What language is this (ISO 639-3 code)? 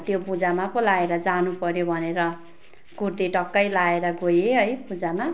nep